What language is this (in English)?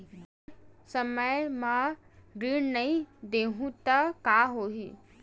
Chhattisgarhi